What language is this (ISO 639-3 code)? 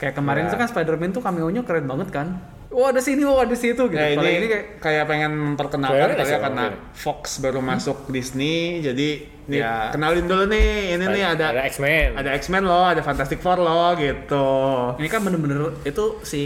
ind